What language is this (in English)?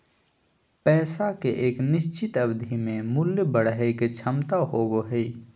Magahi